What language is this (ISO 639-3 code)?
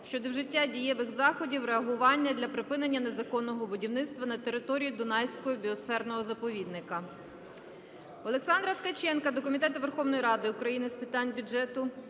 ukr